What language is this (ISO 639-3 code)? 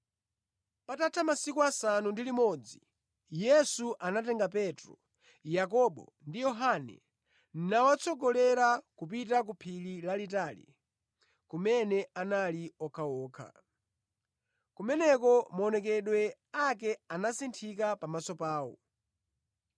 nya